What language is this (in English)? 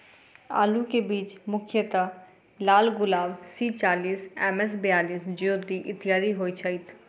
Maithili